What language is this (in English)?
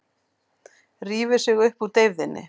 Icelandic